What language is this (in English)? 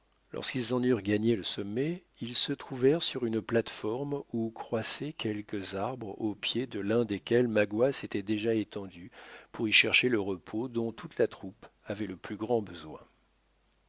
French